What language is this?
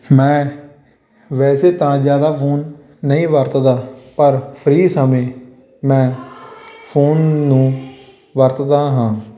Punjabi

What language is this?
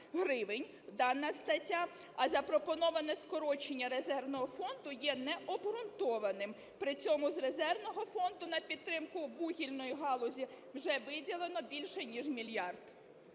Ukrainian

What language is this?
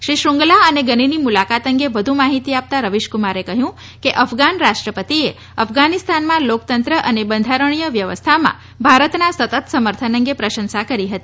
Gujarati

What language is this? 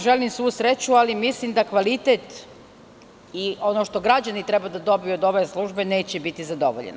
Serbian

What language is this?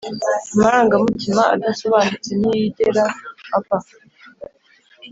Kinyarwanda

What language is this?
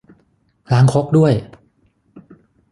Thai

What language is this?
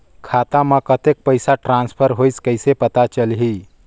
Chhattisgarhi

